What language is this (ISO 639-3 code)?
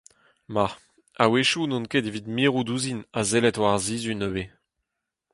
bre